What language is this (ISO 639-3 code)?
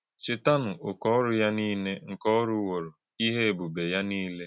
ibo